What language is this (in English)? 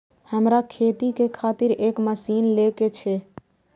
Maithili